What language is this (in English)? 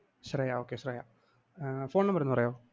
Malayalam